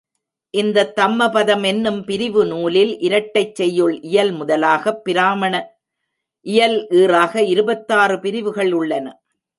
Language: Tamil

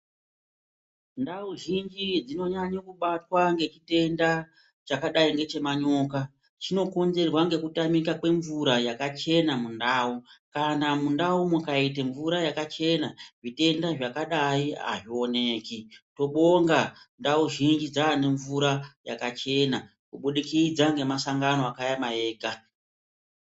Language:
Ndau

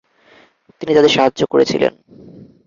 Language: Bangla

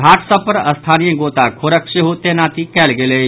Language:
Maithili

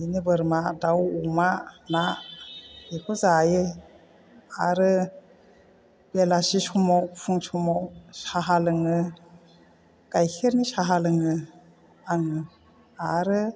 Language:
Bodo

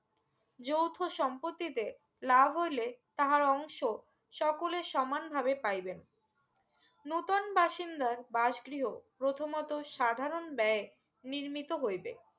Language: Bangla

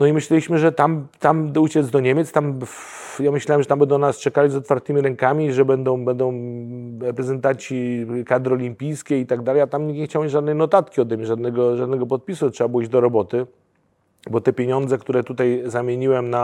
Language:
Polish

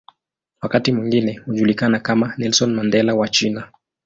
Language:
Swahili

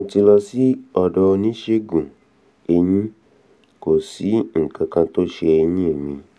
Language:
Yoruba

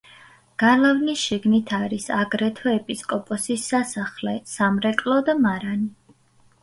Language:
Georgian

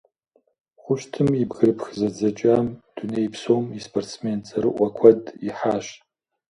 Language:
Kabardian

